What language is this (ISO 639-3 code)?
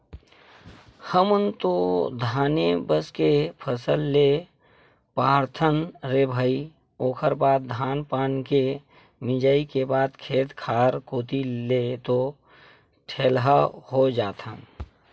hne